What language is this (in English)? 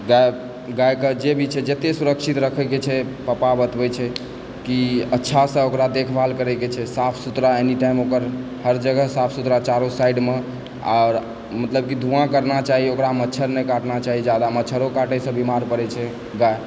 Maithili